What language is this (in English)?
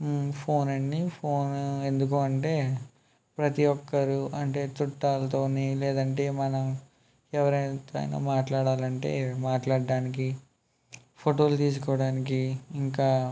Telugu